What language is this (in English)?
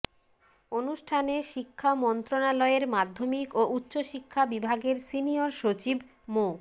Bangla